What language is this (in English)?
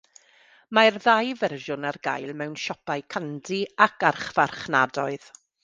Welsh